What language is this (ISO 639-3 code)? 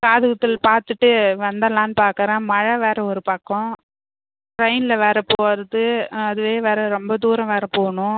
tam